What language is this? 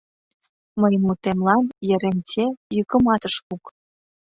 Mari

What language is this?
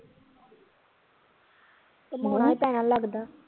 Punjabi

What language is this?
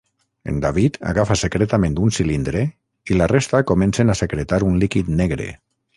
Catalan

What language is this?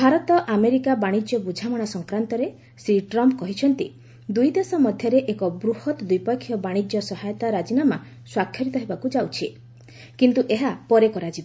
Odia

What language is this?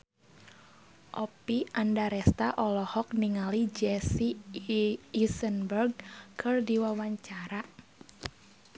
Sundanese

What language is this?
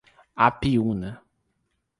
Portuguese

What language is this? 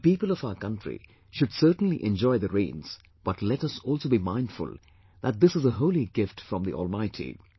English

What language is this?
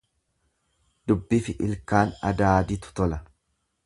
Oromo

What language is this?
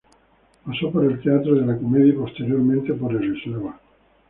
Spanish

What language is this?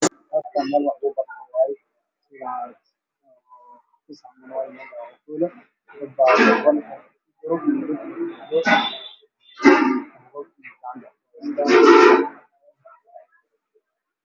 Somali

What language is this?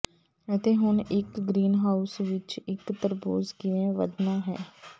Punjabi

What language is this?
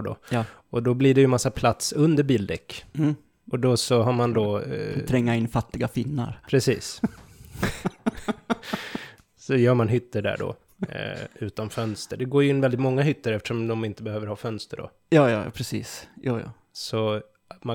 Swedish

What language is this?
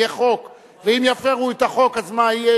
Hebrew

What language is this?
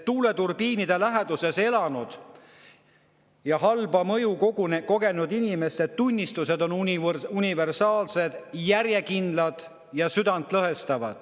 Estonian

